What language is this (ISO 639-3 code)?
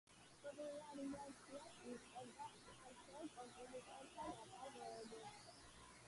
kat